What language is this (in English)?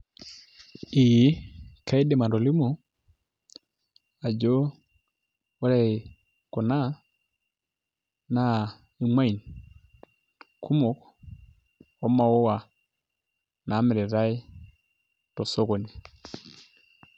Masai